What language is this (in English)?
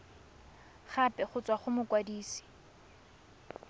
Tswana